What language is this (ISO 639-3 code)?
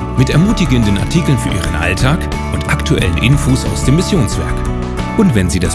deu